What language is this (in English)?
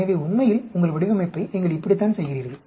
Tamil